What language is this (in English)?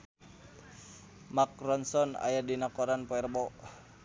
Sundanese